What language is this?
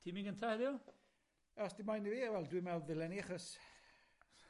Welsh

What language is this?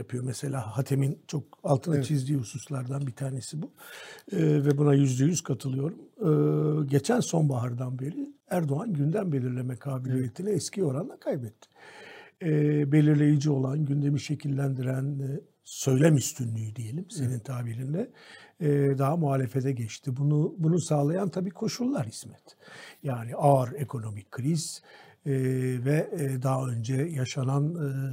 Turkish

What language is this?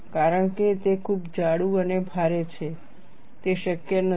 Gujarati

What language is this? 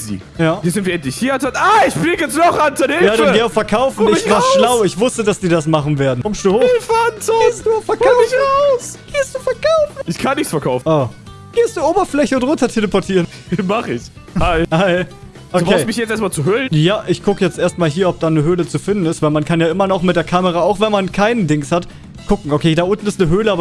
German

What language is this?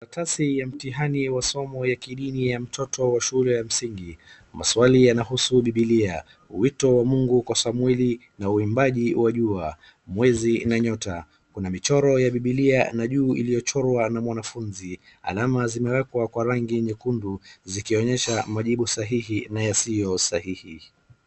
Swahili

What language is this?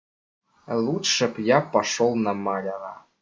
Russian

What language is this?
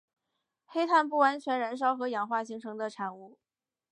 Chinese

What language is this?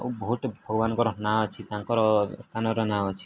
Odia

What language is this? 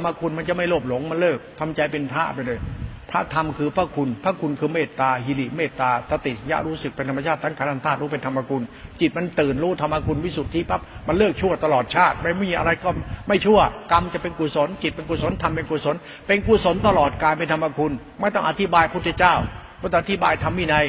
Thai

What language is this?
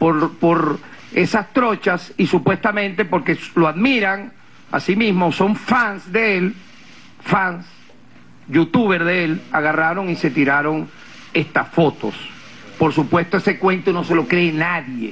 Spanish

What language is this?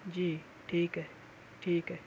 Urdu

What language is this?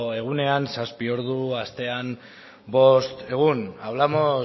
Basque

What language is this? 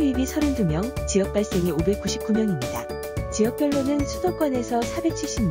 Korean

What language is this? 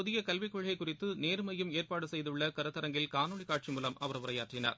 Tamil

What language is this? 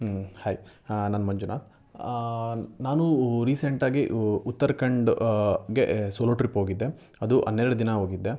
Kannada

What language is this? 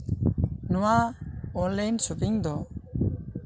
Santali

